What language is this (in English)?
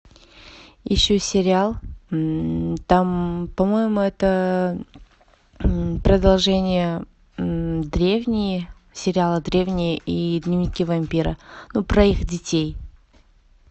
Russian